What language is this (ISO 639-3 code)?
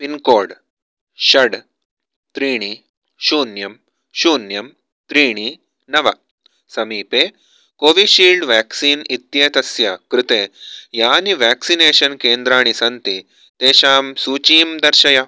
san